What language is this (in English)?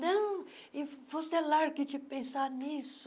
Portuguese